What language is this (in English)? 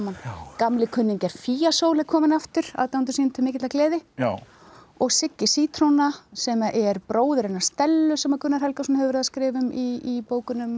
Icelandic